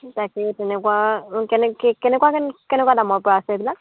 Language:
Assamese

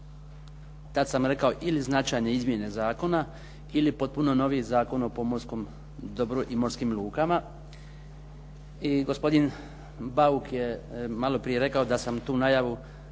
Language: Croatian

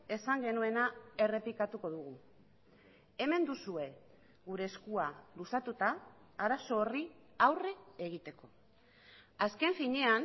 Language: Basque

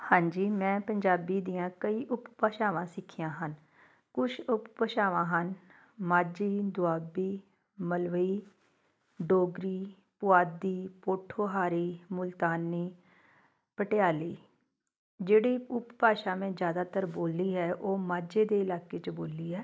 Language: Punjabi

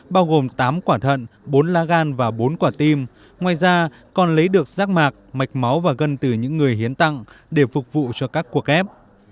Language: Vietnamese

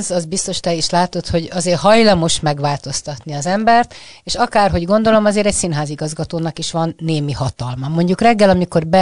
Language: Hungarian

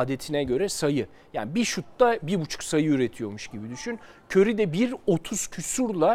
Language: Turkish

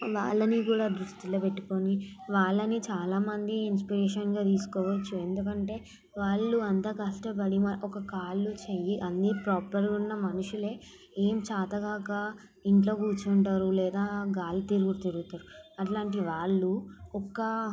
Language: Telugu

